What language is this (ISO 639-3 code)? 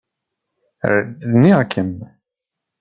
kab